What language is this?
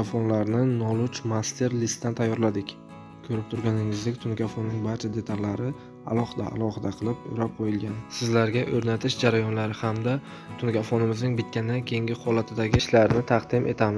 Turkish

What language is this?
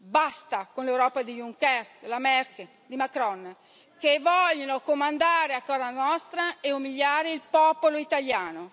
Italian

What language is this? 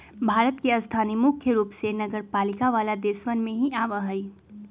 Magahi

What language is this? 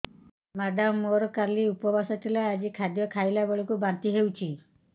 Odia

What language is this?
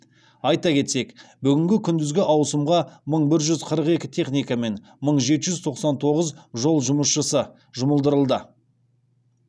Kazakh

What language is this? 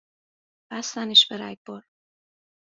Persian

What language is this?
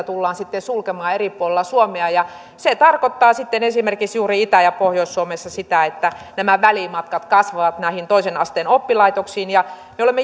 Finnish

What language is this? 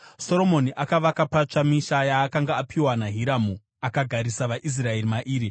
Shona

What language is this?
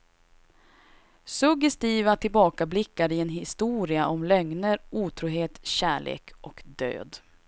Swedish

